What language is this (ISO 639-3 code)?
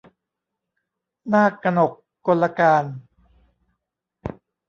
tha